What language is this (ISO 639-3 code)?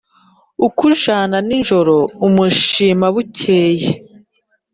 kin